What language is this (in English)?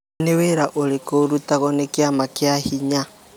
Kikuyu